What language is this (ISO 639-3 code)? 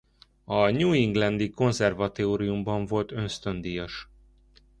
hun